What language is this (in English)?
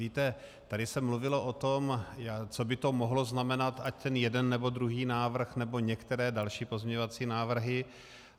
Czech